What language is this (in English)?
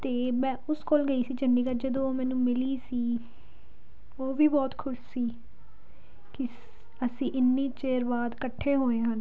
Punjabi